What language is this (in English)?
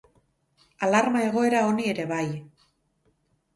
Basque